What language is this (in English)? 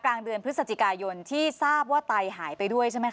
Thai